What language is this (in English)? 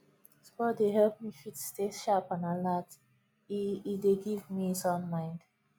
Nigerian Pidgin